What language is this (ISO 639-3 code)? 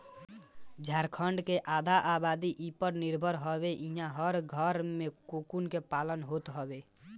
bho